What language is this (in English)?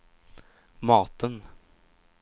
Swedish